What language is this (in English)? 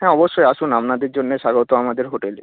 Bangla